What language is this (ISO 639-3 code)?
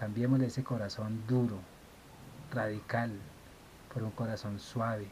spa